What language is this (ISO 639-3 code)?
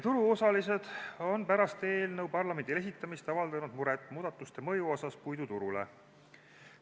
est